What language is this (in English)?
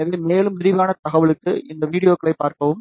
Tamil